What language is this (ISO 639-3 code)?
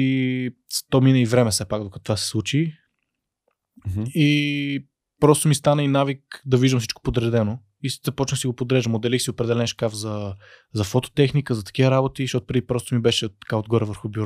bul